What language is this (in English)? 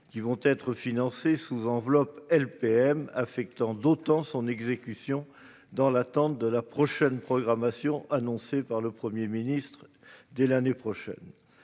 French